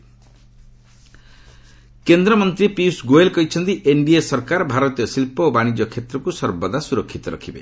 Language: Odia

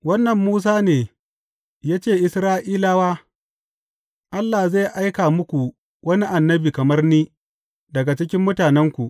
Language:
Hausa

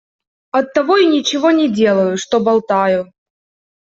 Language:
Russian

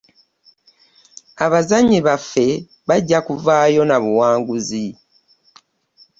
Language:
Ganda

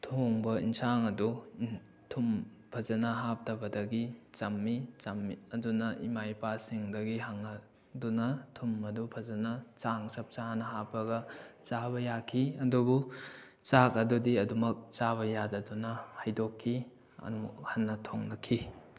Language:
Manipuri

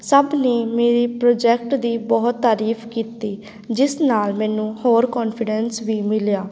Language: Punjabi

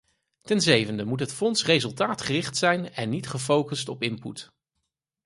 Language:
Dutch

